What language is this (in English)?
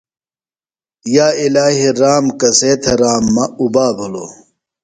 Phalura